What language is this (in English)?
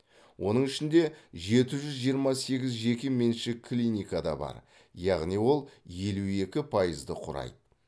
Kazakh